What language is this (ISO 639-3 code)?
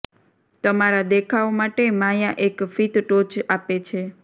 guj